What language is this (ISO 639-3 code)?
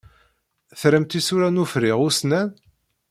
kab